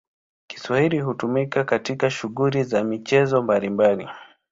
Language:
Swahili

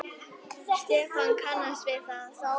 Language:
Icelandic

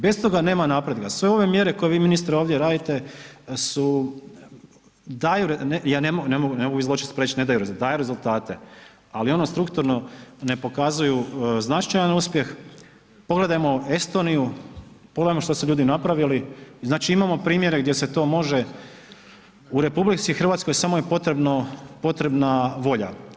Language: Croatian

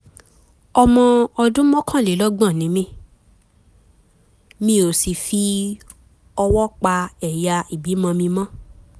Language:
Yoruba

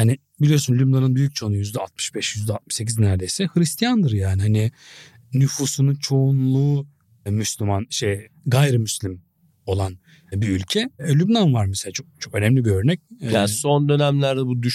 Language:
Turkish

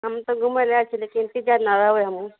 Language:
Maithili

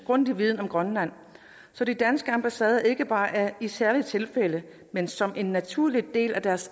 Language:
Danish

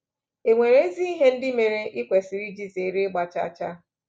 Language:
Igbo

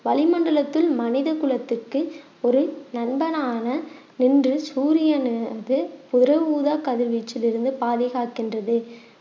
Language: Tamil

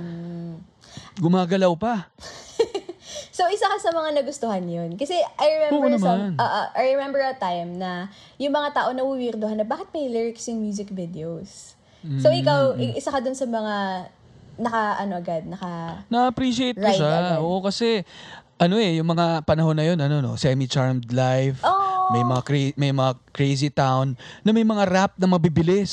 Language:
Filipino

